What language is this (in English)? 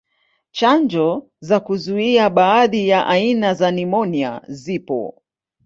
Swahili